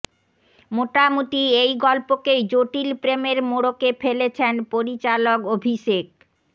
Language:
Bangla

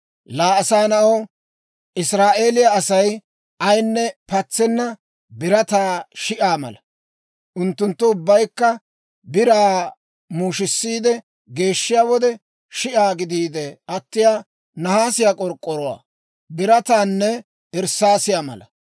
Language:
Dawro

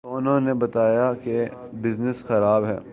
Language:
Urdu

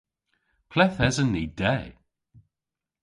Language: Cornish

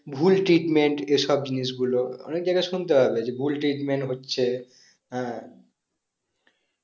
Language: Bangla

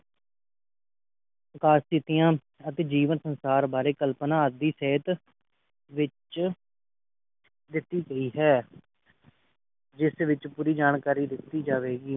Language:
Punjabi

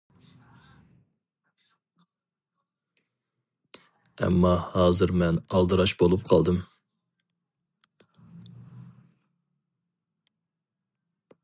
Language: Uyghur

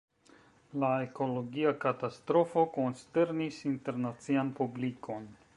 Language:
Esperanto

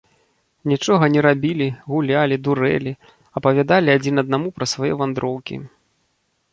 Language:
Belarusian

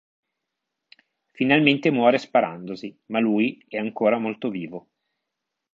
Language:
Italian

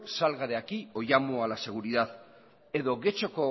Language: Spanish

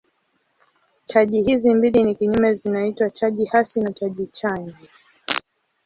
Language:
Swahili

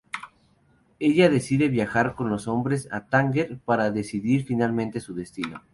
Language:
Spanish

